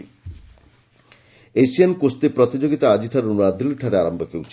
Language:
Odia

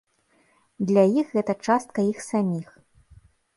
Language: Belarusian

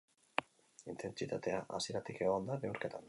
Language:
Basque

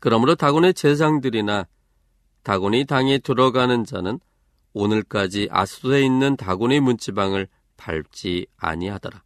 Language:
Korean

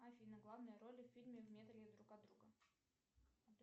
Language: Russian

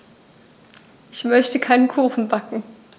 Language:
German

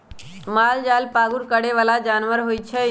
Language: Magahi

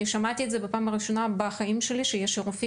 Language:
Hebrew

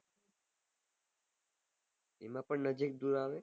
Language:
Gujarati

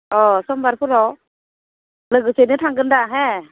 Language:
Bodo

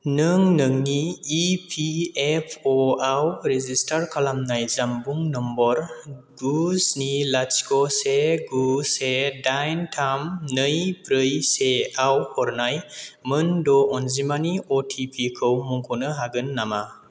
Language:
Bodo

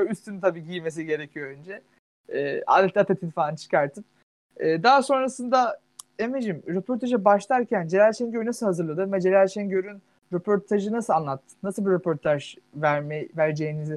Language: Turkish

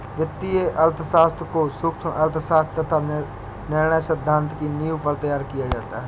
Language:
Hindi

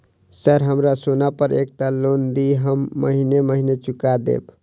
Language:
Maithili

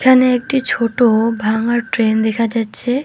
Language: Bangla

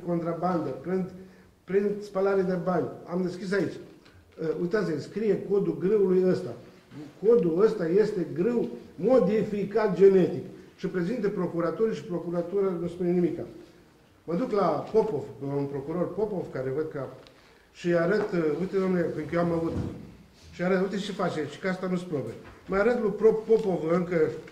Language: Romanian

